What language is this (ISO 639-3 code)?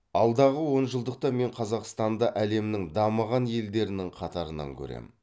kaz